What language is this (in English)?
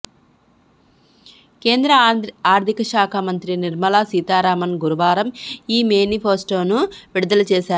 Telugu